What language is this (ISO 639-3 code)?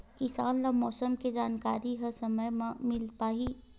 hne